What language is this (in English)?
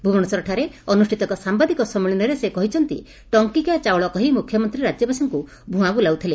Odia